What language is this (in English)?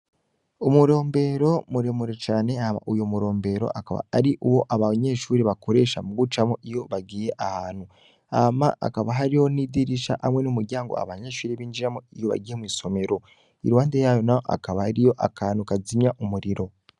Rundi